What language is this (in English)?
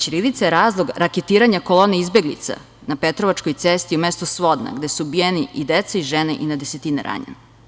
Serbian